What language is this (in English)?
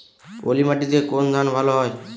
Bangla